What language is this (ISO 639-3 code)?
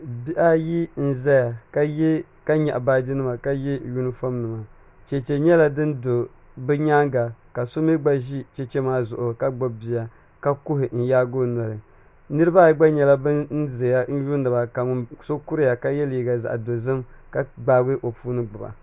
dag